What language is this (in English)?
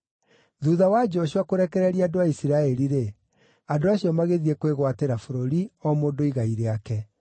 Kikuyu